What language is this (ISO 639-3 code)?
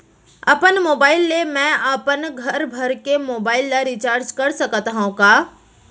hne